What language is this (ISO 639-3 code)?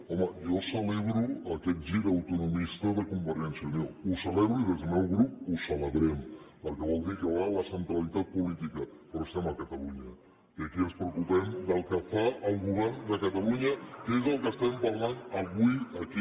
cat